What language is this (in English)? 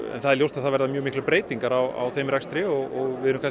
Icelandic